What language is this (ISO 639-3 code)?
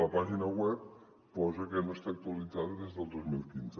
cat